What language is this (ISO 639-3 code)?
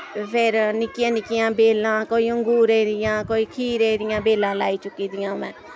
doi